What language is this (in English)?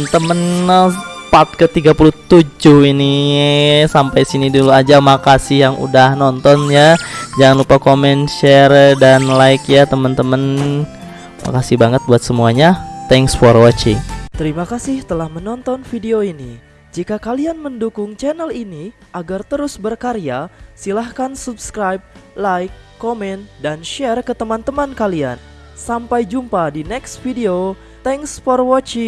Indonesian